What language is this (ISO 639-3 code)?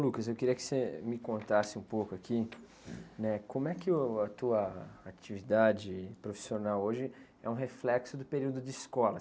por